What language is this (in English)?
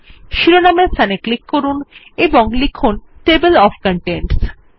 Bangla